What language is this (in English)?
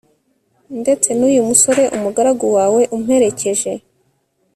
Kinyarwanda